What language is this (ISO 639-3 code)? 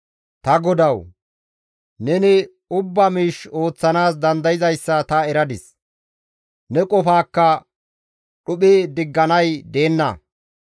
gmv